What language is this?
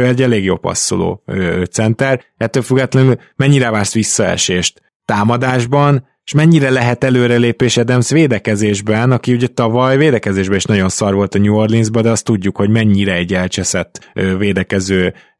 Hungarian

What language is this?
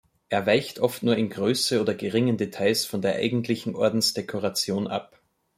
German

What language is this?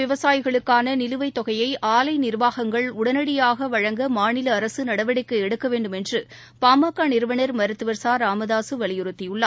Tamil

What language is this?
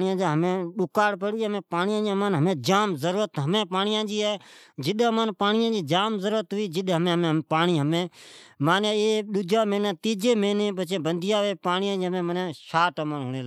Od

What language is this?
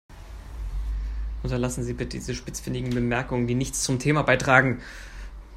German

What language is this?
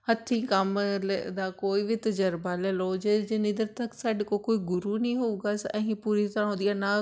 Punjabi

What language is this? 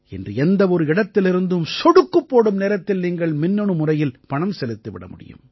Tamil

